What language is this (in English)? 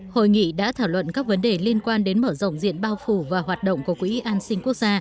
Vietnamese